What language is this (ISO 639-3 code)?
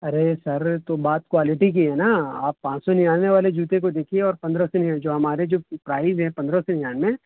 urd